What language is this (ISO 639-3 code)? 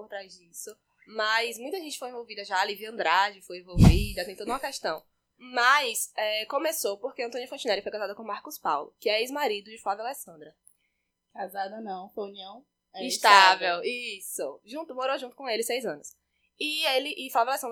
por